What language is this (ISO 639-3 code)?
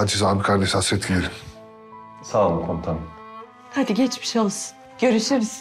tur